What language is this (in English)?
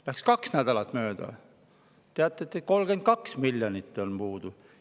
Estonian